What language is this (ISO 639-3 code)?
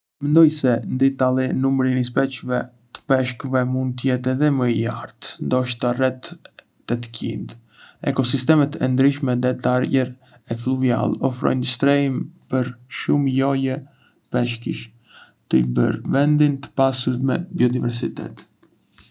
aae